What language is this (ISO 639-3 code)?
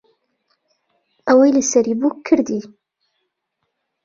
ckb